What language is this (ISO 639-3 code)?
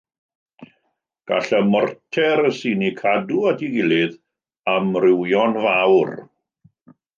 cym